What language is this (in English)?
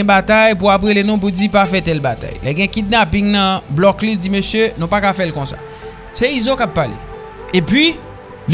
French